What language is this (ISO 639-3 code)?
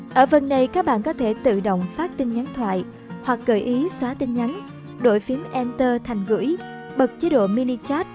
vie